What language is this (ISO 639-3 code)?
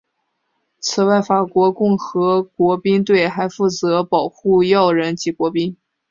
zho